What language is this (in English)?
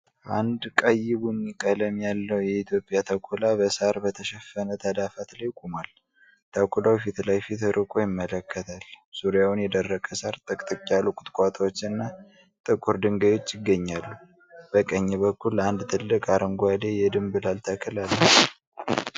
Amharic